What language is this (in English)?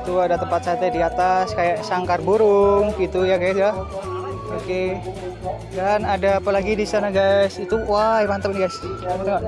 Indonesian